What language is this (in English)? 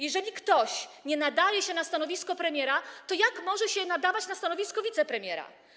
Polish